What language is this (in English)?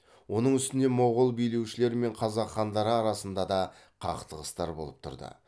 Kazakh